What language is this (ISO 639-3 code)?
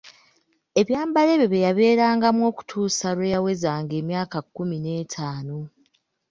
lug